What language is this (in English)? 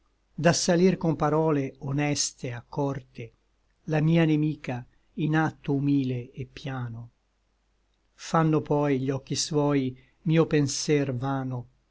Italian